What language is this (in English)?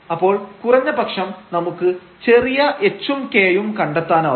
Malayalam